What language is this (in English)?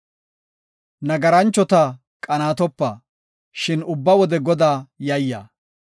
Gofa